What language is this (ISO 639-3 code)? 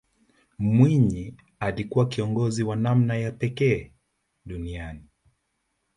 swa